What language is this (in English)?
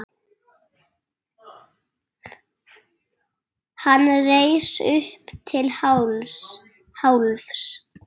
Icelandic